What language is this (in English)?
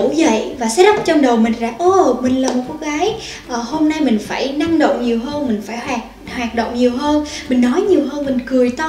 Vietnamese